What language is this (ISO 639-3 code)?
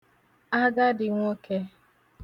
ibo